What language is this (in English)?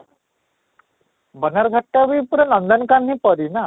Odia